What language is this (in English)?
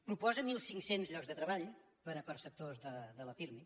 Catalan